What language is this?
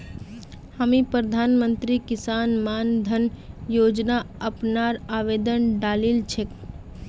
Magahi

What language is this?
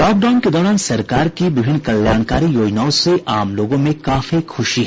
Hindi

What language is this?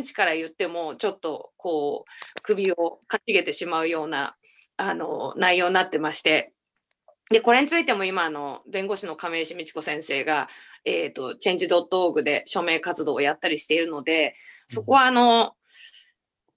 Japanese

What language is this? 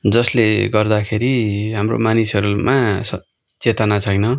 Nepali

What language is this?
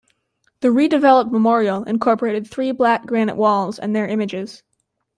English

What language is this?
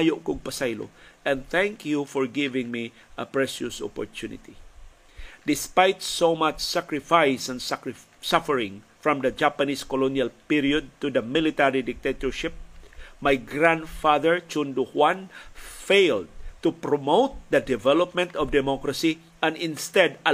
Filipino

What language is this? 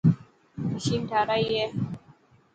Dhatki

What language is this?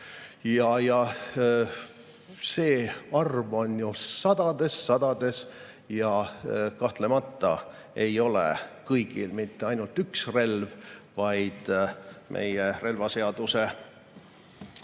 Estonian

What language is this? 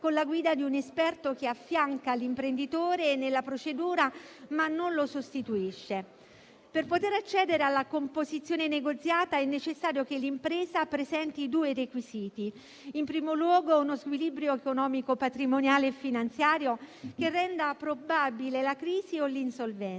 Italian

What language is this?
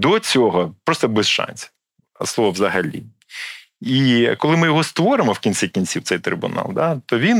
Ukrainian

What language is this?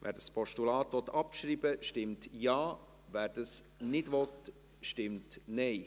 Swiss German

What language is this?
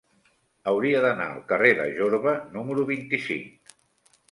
Catalan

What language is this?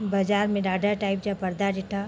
Sindhi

